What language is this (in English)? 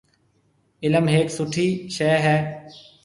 Marwari (Pakistan)